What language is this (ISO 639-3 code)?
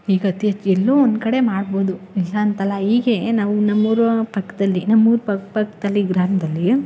kan